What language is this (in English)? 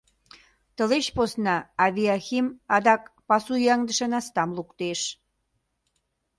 Mari